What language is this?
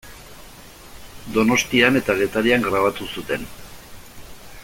Basque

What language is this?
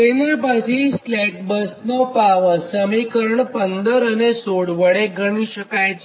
Gujarati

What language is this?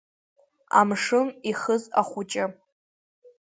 Abkhazian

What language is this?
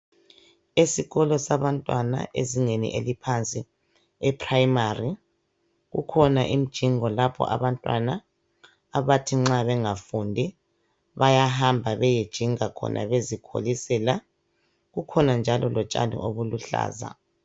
North Ndebele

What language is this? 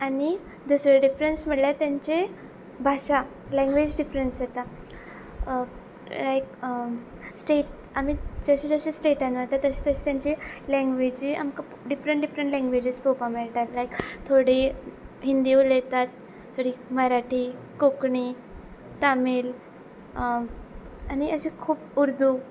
Konkani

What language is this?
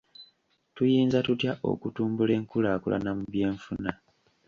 Ganda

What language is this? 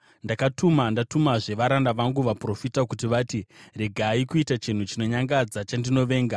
Shona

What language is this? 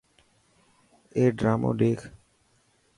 Dhatki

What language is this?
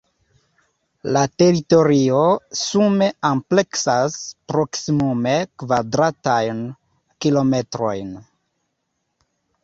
Esperanto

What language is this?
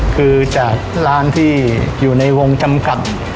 Thai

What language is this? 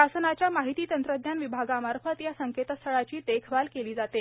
Marathi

